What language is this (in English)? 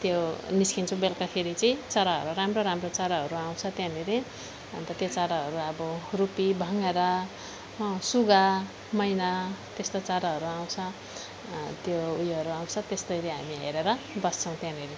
Nepali